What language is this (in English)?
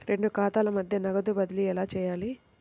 Telugu